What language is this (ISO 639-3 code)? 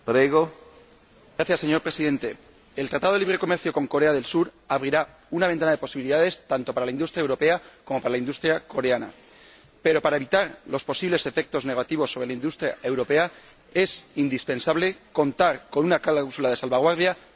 spa